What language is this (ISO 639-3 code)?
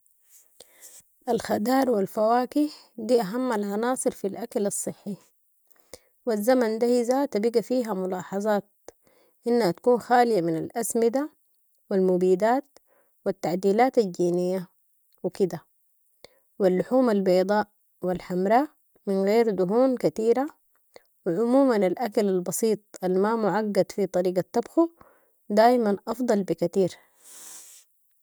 apd